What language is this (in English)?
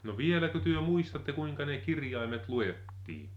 Finnish